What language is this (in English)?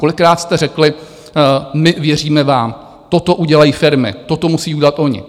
Czech